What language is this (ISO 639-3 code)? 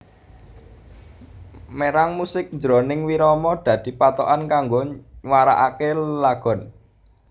jav